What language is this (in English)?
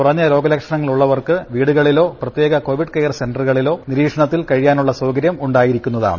Malayalam